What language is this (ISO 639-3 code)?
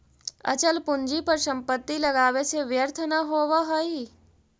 mag